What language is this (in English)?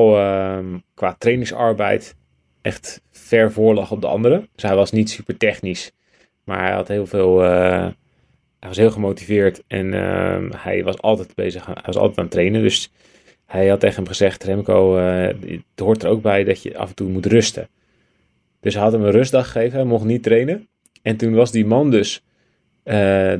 Dutch